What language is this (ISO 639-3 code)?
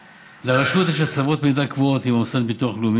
heb